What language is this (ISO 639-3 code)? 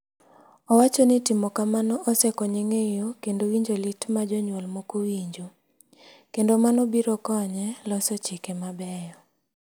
luo